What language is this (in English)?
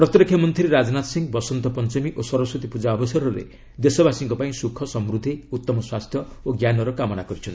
Odia